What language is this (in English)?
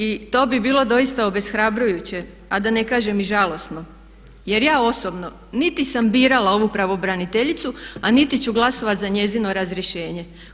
Croatian